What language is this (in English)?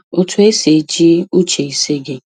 Igbo